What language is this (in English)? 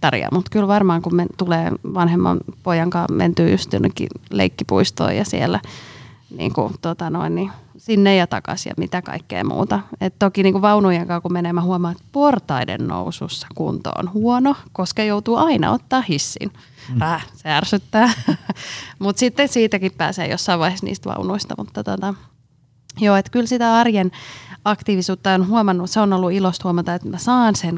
Finnish